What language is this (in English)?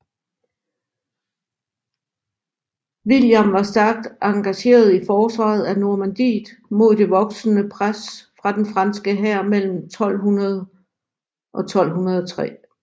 Danish